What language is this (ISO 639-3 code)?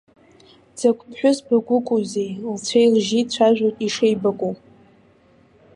abk